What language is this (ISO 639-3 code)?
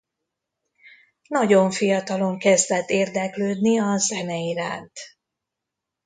hun